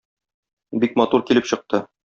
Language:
Tatar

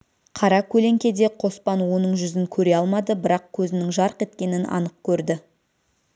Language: Kazakh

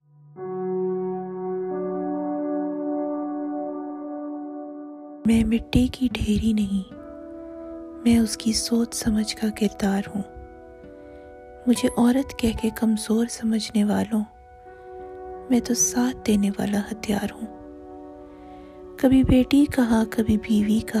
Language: Urdu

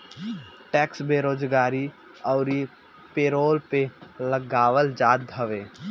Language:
Bhojpuri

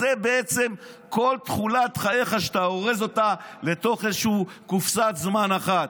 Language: Hebrew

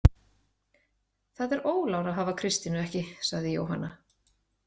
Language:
Icelandic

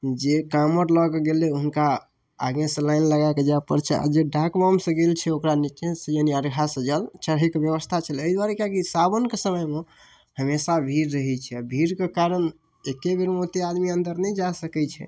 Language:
Maithili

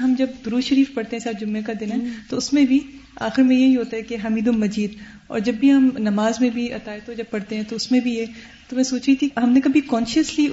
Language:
Urdu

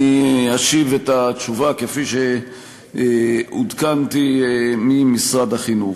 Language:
Hebrew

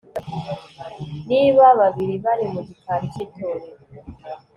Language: Kinyarwanda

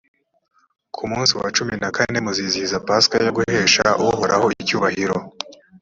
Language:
Kinyarwanda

